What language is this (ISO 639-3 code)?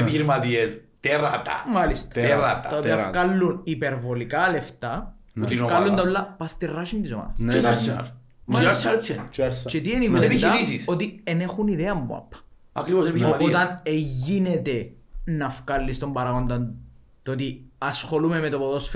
ell